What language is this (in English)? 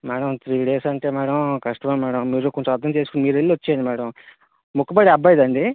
Telugu